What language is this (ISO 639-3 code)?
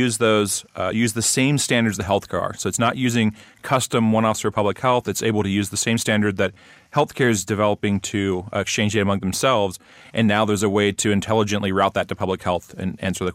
eng